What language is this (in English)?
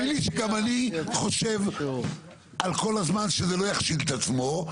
Hebrew